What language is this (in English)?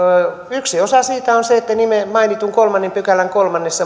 Finnish